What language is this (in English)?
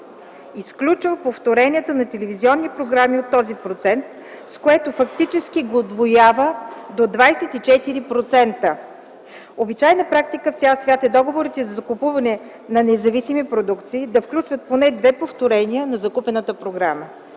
Bulgarian